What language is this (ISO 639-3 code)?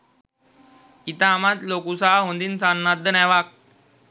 sin